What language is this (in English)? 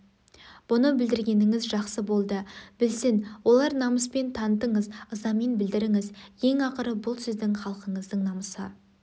Kazakh